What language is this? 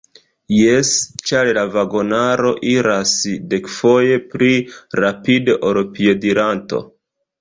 Esperanto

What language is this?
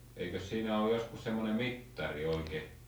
Finnish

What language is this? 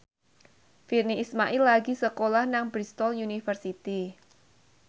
Javanese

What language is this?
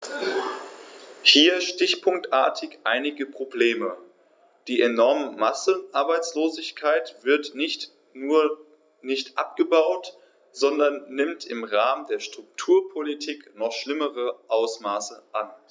German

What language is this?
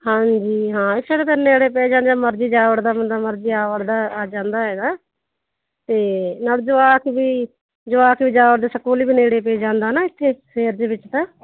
Punjabi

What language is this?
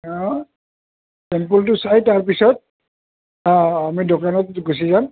Assamese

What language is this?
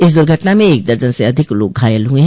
Hindi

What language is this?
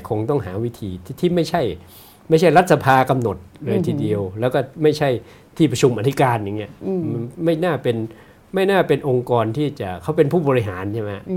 Thai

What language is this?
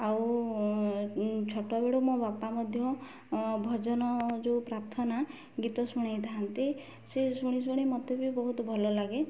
Odia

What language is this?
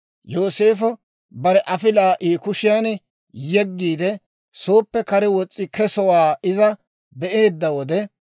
Dawro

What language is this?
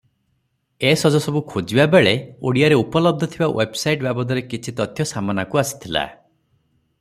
Odia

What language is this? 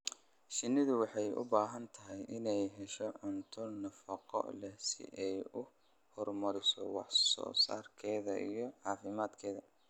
Somali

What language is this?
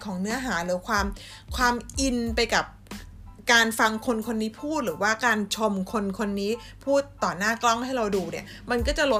Thai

